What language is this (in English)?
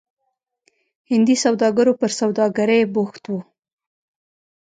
Pashto